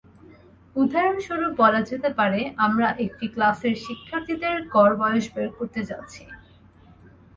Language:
Bangla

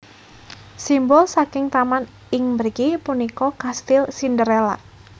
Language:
Javanese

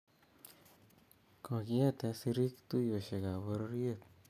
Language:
Kalenjin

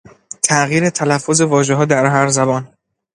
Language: Persian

